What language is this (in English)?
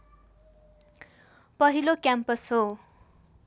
Nepali